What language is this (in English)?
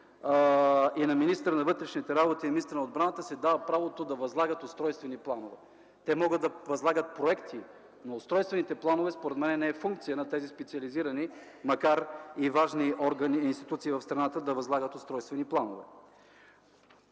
Bulgarian